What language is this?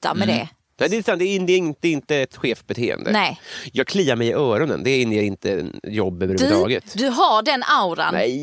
Swedish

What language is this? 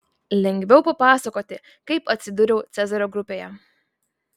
Lithuanian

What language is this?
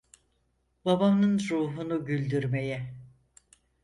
Turkish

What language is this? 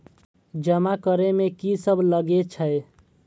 Maithili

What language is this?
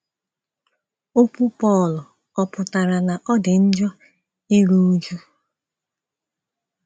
Igbo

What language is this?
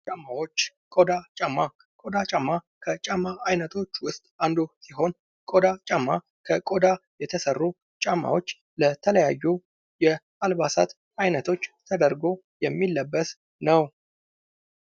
Amharic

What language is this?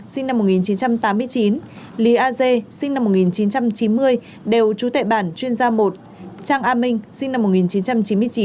Vietnamese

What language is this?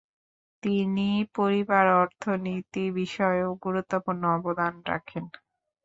Bangla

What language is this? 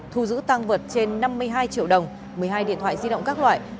Vietnamese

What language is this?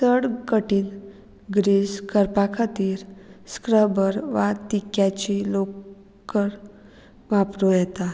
Konkani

